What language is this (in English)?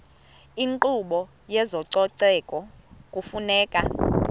Xhosa